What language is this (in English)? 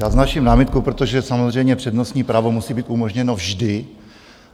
Czech